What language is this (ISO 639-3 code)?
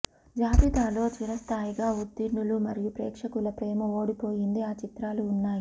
tel